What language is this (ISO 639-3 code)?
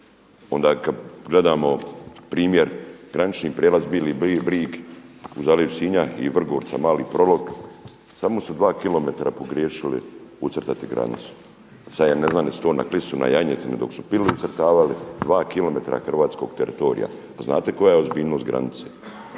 hrv